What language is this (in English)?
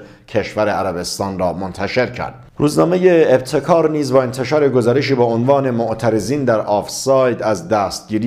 Persian